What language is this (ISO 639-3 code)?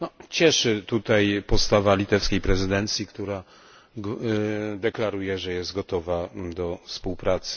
pol